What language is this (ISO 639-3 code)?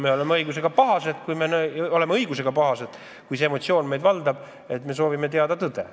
est